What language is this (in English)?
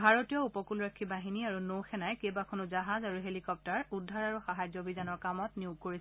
Assamese